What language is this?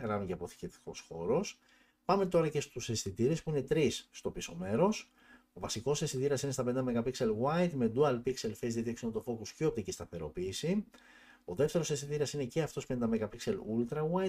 Greek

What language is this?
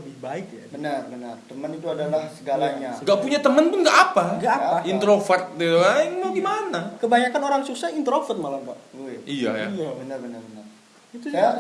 Indonesian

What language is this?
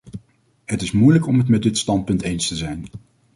Dutch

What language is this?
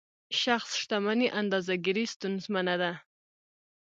Pashto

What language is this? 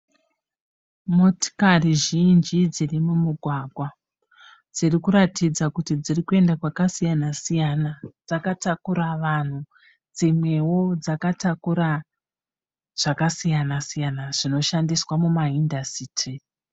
Shona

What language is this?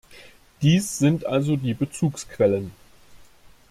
German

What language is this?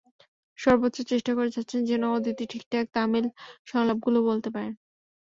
Bangla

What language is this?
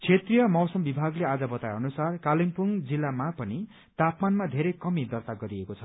Nepali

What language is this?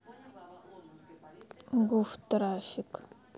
Russian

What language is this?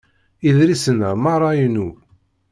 Kabyle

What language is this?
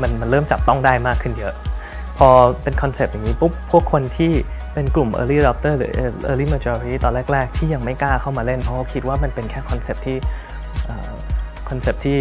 Thai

